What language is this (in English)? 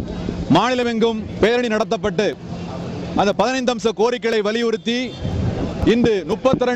French